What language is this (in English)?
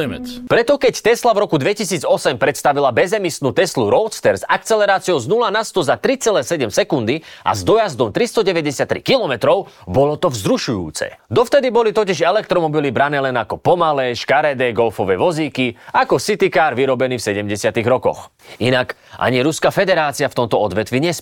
Slovak